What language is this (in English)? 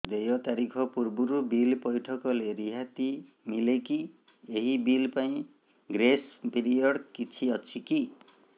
Odia